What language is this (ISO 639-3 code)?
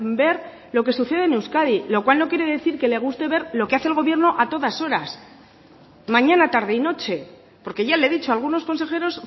spa